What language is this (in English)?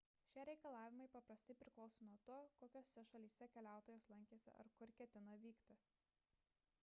Lithuanian